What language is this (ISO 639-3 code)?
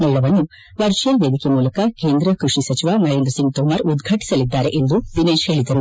kan